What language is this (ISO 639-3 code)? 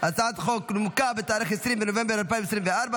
heb